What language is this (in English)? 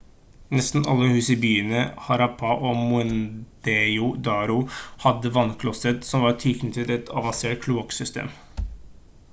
Norwegian Bokmål